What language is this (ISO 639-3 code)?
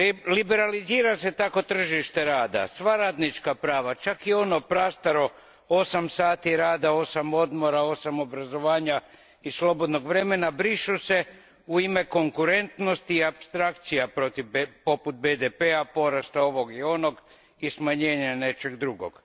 hrv